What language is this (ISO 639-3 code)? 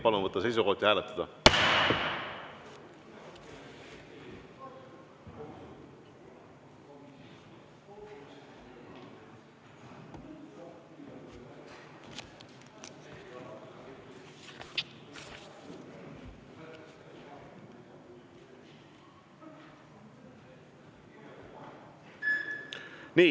est